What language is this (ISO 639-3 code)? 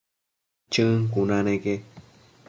mcf